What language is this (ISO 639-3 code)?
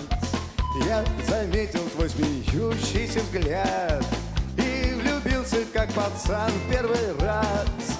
rus